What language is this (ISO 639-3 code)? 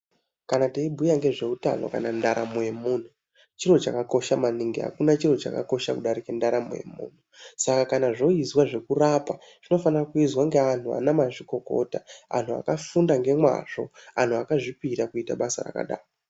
ndc